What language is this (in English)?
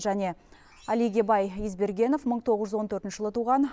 Kazakh